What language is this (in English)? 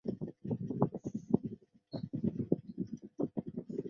Chinese